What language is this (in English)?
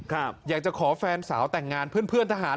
Thai